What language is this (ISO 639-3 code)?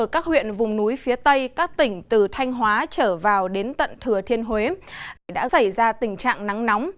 vie